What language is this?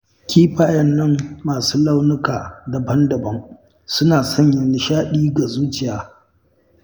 Hausa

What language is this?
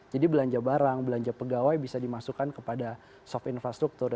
Indonesian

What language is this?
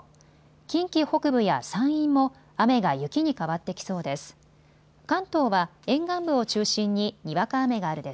Japanese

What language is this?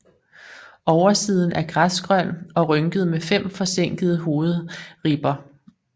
Danish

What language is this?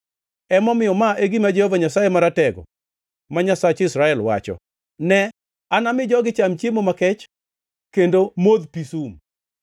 Luo (Kenya and Tanzania)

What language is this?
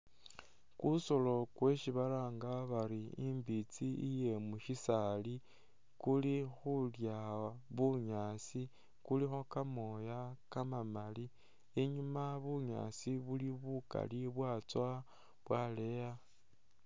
Masaaba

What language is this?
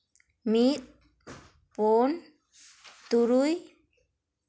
Santali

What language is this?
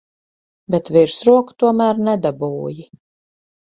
Latvian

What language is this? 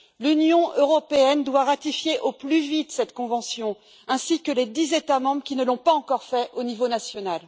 French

